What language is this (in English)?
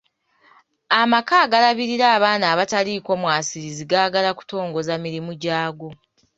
Ganda